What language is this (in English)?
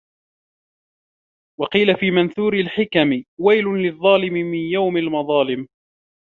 Arabic